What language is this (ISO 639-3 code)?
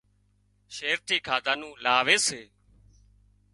kxp